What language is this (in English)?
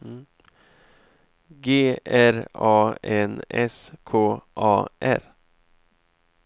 Swedish